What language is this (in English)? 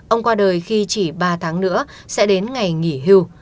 Vietnamese